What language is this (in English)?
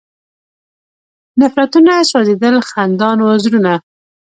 Pashto